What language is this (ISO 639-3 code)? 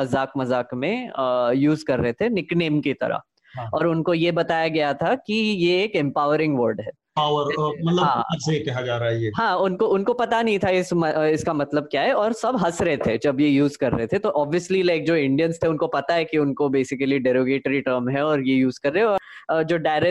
hin